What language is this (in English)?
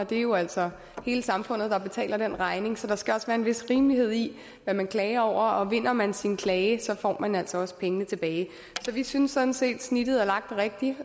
Danish